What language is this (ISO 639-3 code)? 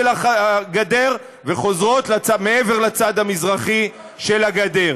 heb